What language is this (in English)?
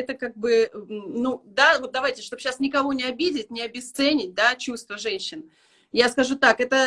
Russian